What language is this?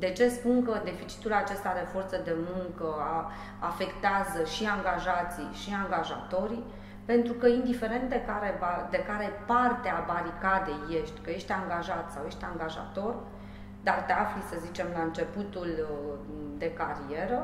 Romanian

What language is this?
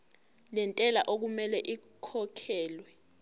Zulu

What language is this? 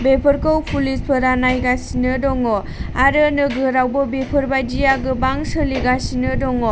Bodo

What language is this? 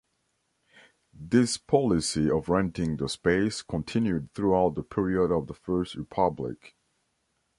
English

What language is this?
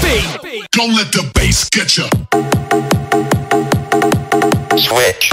English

